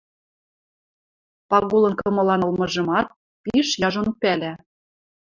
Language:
Western Mari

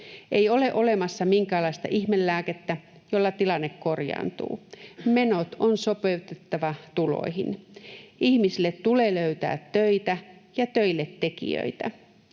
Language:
Finnish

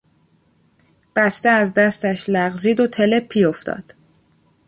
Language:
Persian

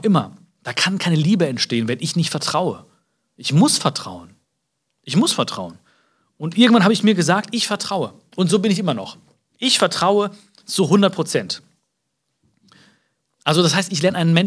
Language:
German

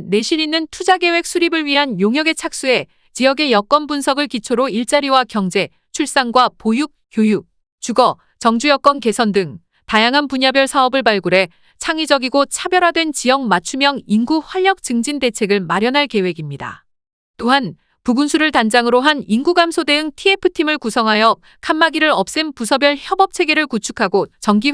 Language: Korean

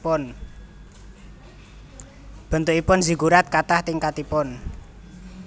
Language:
Javanese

